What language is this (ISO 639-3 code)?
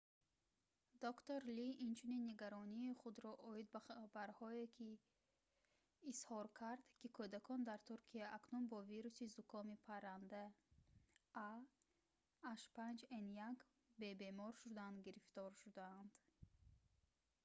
tgk